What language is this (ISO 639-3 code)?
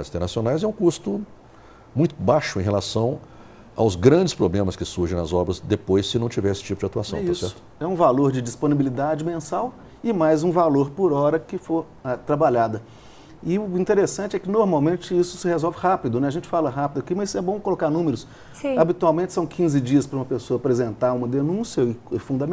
por